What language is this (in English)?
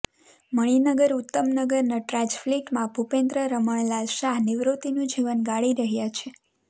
Gujarati